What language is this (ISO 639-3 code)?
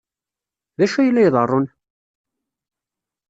kab